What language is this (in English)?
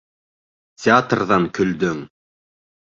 Bashkir